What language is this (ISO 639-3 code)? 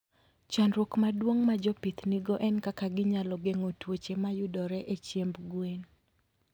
luo